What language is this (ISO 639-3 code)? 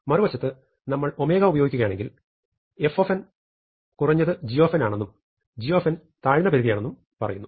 mal